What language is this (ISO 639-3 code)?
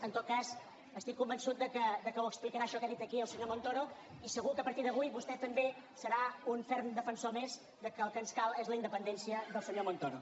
cat